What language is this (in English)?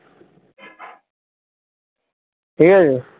Bangla